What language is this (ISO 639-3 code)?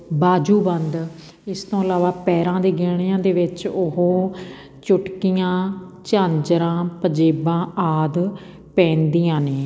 pan